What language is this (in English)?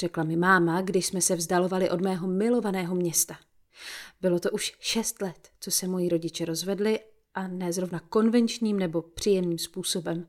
Czech